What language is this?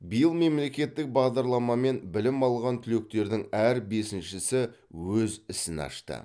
Kazakh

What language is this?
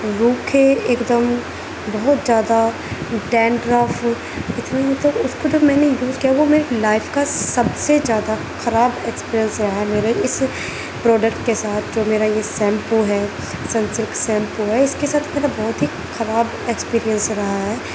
Urdu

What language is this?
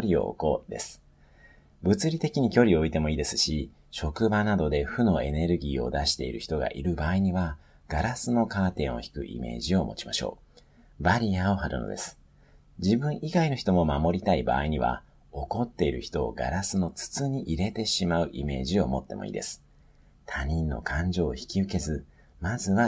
Japanese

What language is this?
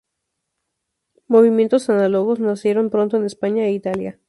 Spanish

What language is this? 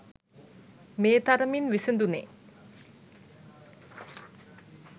Sinhala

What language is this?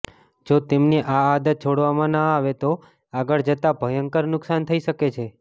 Gujarati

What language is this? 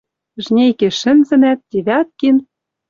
Western Mari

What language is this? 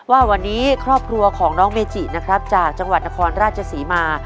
Thai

